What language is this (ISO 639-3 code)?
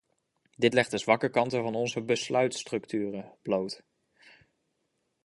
nld